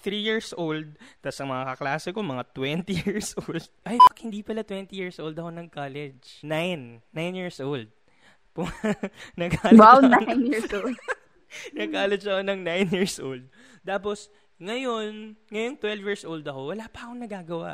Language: Filipino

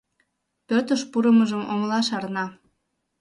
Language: Mari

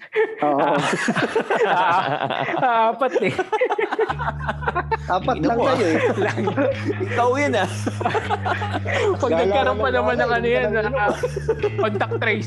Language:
Filipino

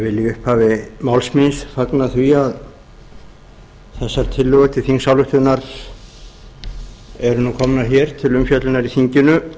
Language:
Icelandic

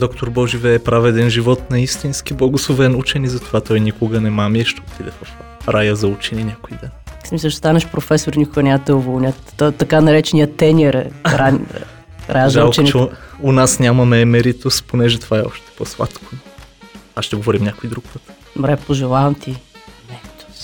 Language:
Bulgarian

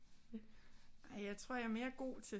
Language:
Danish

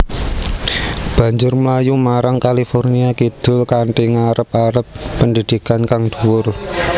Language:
Javanese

